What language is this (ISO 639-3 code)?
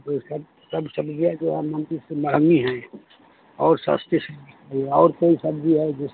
hin